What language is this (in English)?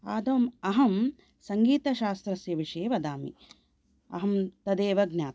Sanskrit